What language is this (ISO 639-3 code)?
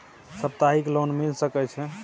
mai